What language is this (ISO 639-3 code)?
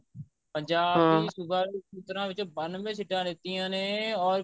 pan